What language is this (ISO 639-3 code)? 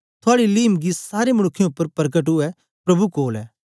doi